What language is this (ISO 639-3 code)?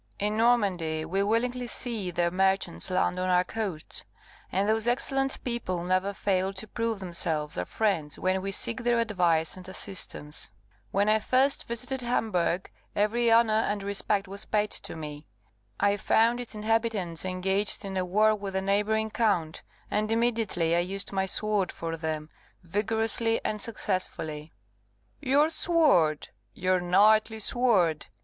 eng